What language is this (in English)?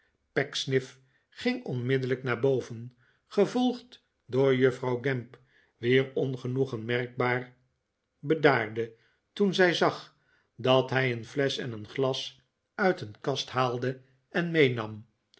Dutch